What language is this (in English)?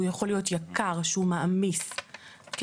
Hebrew